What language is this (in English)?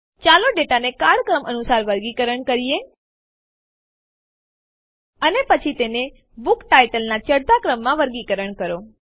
Gujarati